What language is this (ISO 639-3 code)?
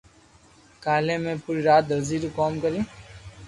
lrk